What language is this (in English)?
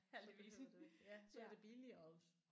Danish